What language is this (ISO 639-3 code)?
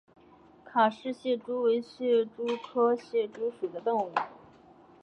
zho